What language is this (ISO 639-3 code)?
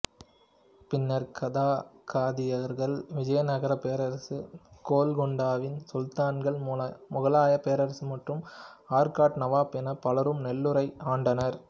tam